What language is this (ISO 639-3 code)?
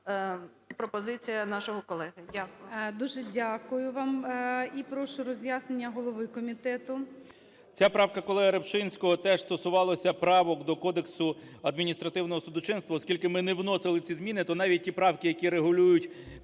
ukr